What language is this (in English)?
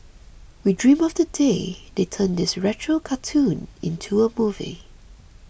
English